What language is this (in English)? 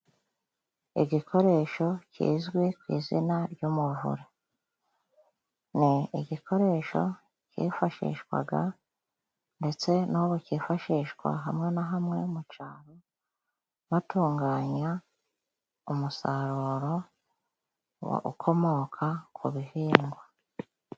Kinyarwanda